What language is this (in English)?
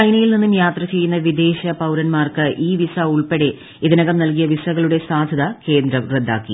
Malayalam